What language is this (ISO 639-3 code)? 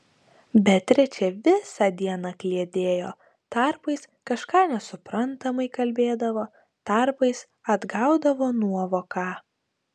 lit